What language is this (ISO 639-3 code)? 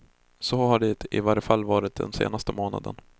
swe